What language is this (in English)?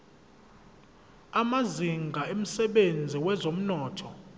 Zulu